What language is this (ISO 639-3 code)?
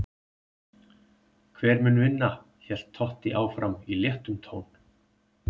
isl